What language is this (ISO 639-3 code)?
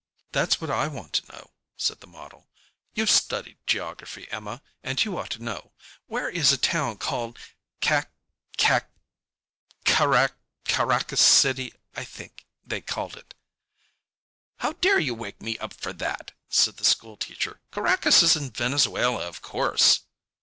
eng